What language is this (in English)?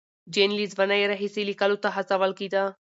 Pashto